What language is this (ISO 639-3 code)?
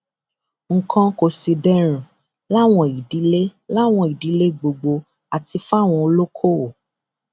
yor